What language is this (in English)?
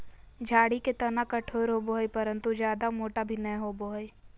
Magahi